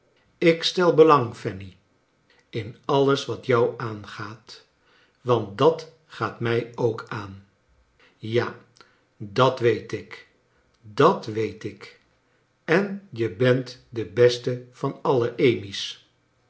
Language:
Dutch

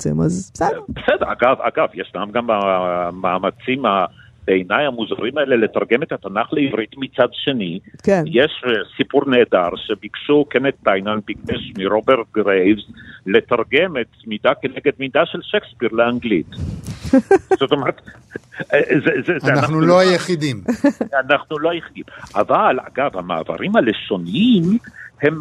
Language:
Hebrew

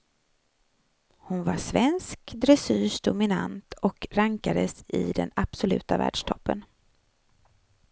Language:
Swedish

